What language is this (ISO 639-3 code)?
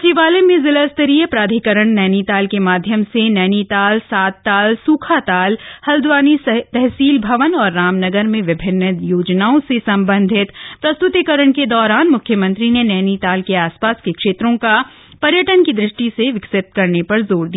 hin